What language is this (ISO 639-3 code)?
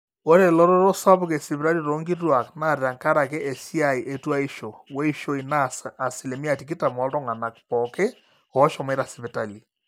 mas